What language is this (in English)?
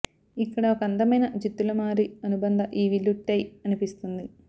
Telugu